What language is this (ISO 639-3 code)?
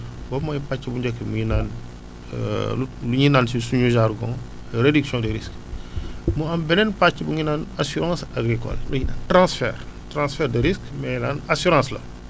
wol